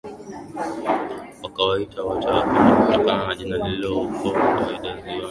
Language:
Swahili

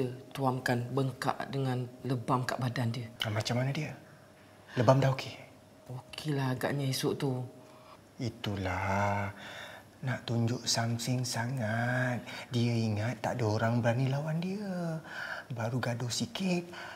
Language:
Malay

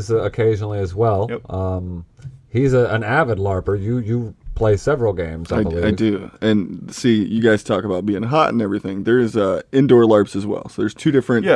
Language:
English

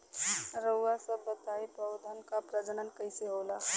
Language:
Bhojpuri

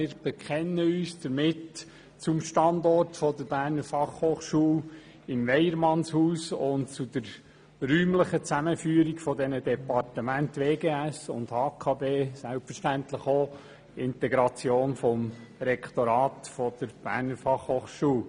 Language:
Swiss German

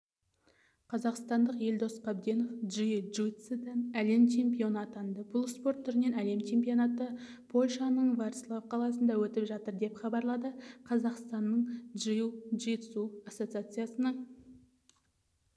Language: Kazakh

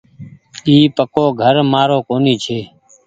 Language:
Goaria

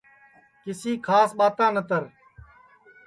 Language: Sansi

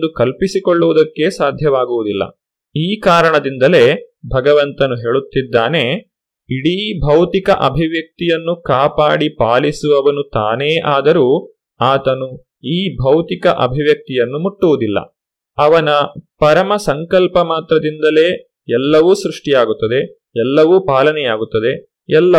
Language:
Kannada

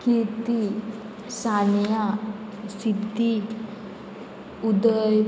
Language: Konkani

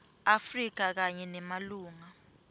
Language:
Swati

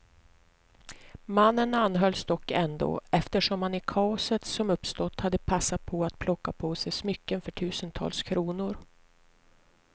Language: Swedish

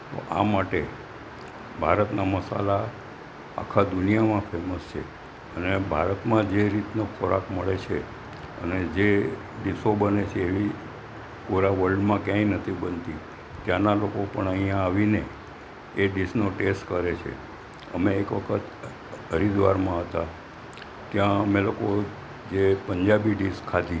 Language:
Gujarati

